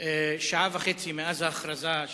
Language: Hebrew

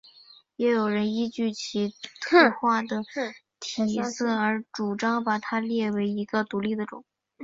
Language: Chinese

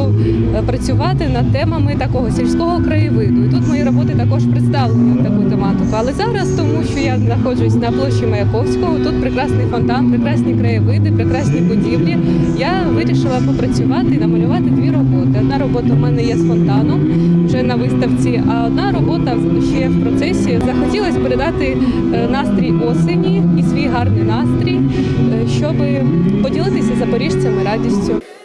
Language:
Ukrainian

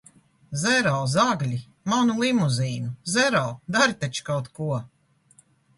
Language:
Latvian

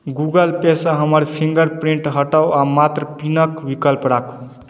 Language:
Maithili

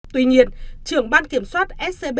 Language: Vietnamese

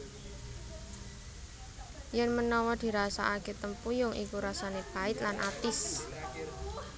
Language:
Javanese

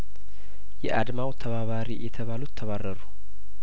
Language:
Amharic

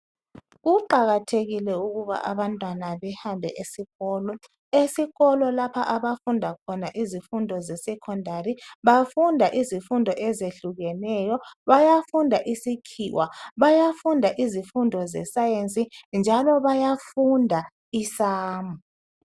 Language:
North Ndebele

